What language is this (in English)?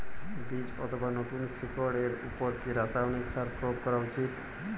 Bangla